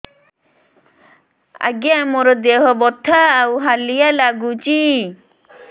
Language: Odia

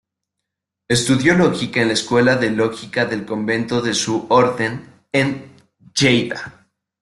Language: Spanish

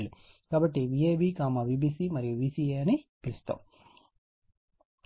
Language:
Telugu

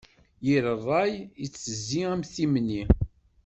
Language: Kabyle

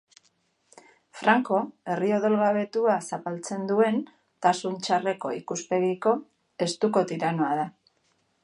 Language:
Basque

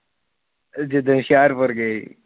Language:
Punjabi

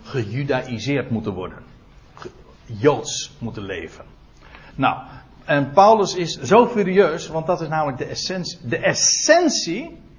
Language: Dutch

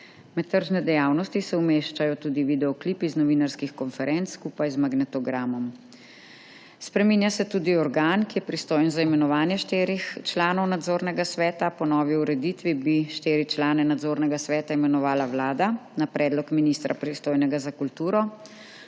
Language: Slovenian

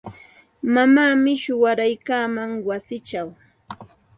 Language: Santa Ana de Tusi Pasco Quechua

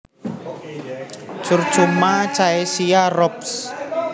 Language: Javanese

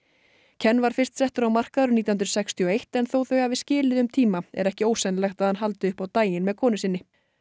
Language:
Icelandic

